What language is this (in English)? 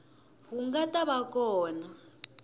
Tsonga